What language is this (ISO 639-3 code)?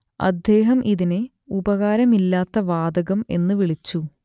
mal